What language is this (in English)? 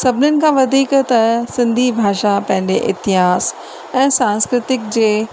Sindhi